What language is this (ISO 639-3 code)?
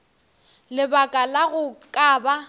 nso